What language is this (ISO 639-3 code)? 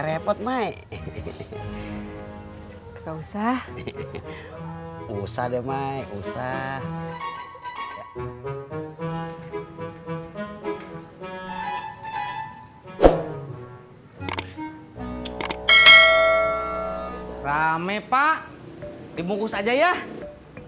ind